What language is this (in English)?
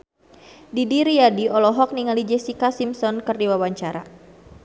Sundanese